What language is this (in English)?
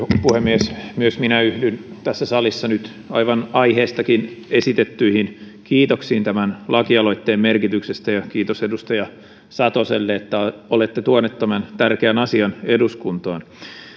Finnish